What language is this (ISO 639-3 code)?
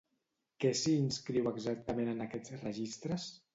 cat